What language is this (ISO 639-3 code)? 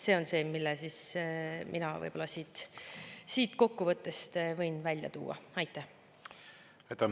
est